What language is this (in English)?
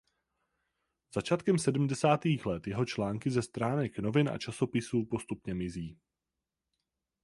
Czech